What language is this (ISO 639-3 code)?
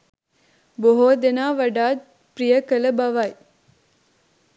sin